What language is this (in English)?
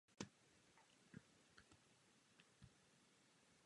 Czech